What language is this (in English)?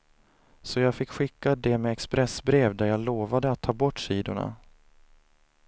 Swedish